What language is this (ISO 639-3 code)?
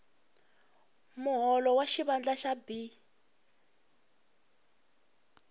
tso